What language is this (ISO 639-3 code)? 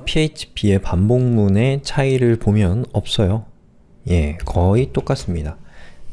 kor